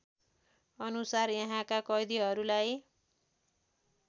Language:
Nepali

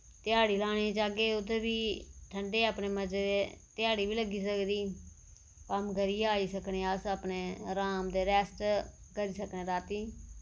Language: Dogri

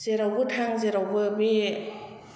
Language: Bodo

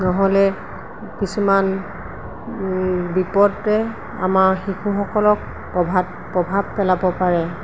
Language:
Assamese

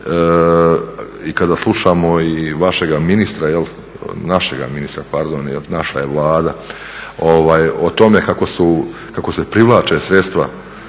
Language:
Croatian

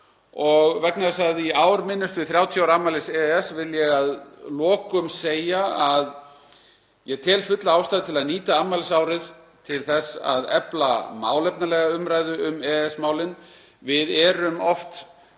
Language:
Icelandic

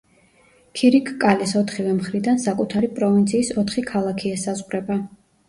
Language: Georgian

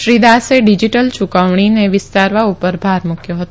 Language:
Gujarati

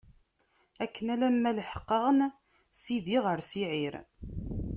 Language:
Kabyle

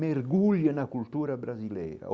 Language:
Portuguese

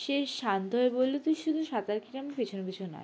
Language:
Bangla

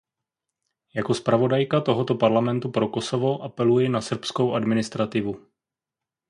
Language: Czech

